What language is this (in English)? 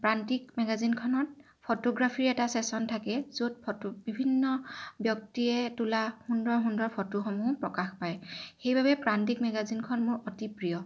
Assamese